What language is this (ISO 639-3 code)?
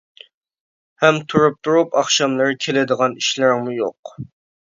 uig